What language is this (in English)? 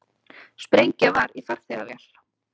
Icelandic